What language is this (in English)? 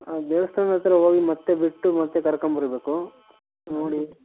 Kannada